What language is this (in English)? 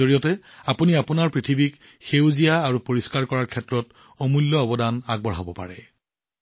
Assamese